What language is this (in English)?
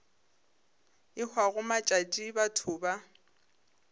Northern Sotho